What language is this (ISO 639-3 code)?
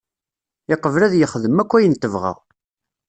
kab